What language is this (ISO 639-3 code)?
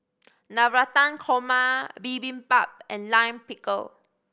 eng